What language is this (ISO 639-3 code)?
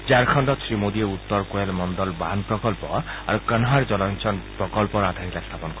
asm